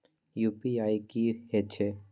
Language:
Maithili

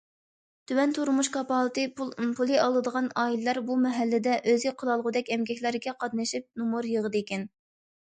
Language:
Uyghur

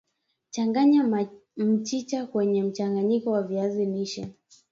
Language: Swahili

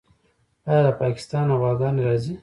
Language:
Pashto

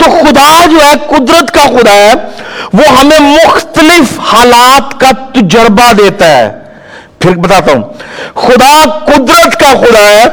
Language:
Urdu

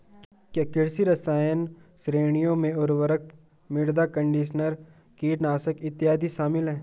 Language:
Hindi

